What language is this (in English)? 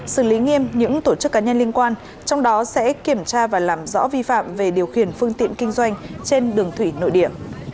Vietnamese